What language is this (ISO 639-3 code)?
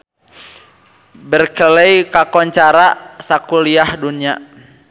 sun